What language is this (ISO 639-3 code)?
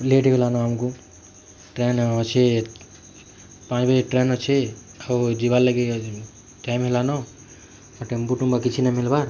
ori